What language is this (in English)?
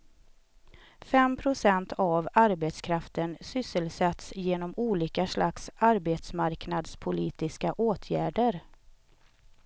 Swedish